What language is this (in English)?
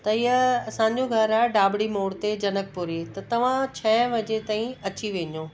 Sindhi